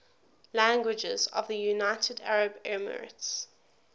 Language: English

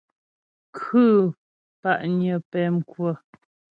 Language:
Ghomala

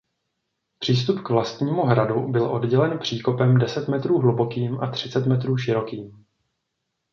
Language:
Czech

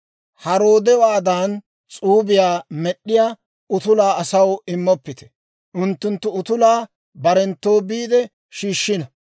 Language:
Dawro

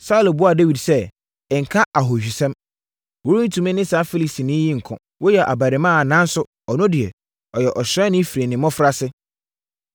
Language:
Akan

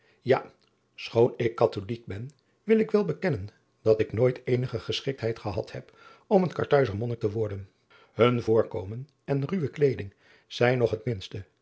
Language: Dutch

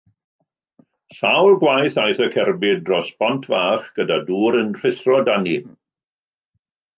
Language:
Welsh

